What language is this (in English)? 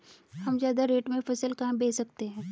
Hindi